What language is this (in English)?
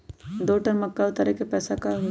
Magahi